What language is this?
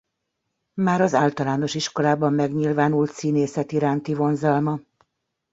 Hungarian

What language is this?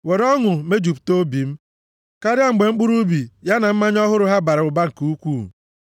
Igbo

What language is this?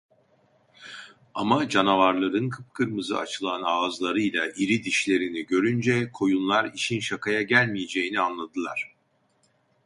Turkish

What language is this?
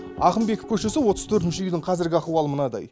Kazakh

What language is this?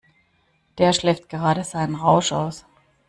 German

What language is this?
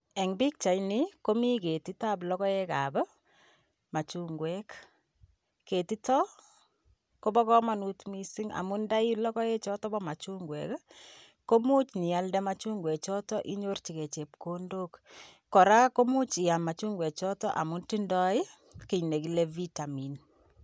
Kalenjin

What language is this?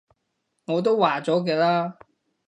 Cantonese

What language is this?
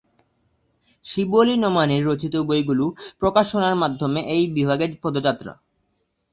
Bangla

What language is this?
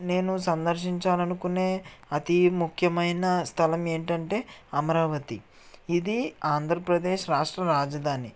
Telugu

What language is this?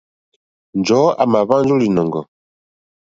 Mokpwe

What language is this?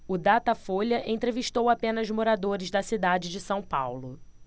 Portuguese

